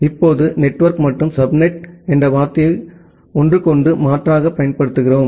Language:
Tamil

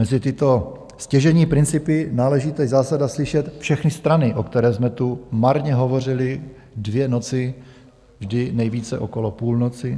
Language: Czech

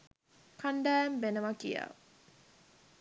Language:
Sinhala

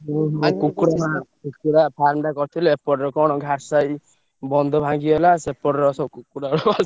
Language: Odia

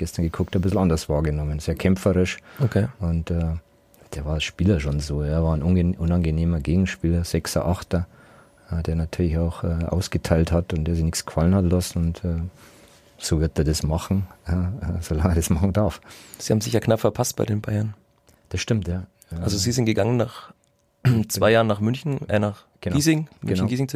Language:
German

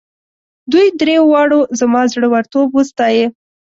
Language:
Pashto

